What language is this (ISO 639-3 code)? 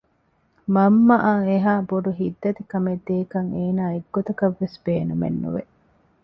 div